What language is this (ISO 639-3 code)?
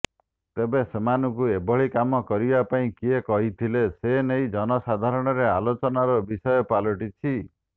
ori